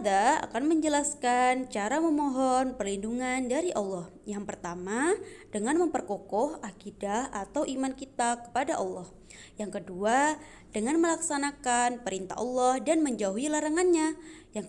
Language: Indonesian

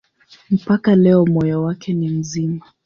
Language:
Swahili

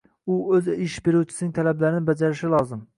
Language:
Uzbek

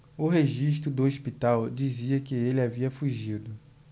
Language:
Portuguese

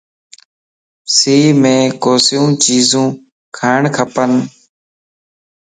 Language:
Lasi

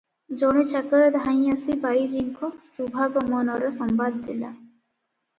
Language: Odia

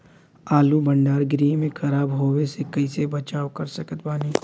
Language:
Bhojpuri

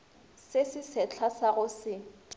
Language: Northern Sotho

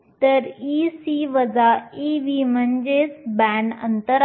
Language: Marathi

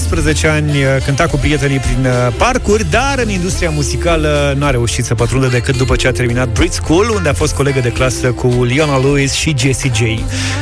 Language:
Romanian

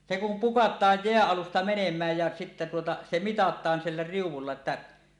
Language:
Finnish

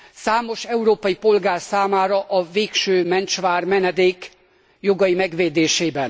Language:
Hungarian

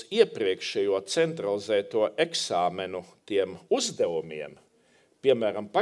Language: Latvian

